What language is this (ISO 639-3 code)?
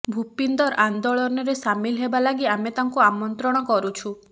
ori